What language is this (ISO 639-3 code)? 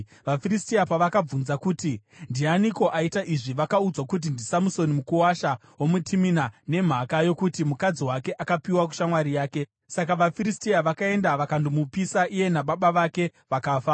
sna